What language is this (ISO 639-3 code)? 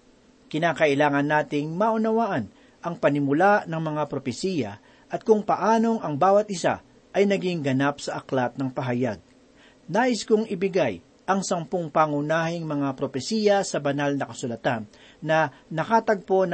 fil